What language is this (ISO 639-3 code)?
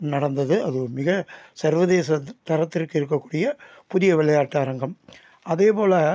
tam